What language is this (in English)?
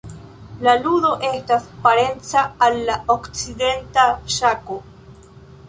Esperanto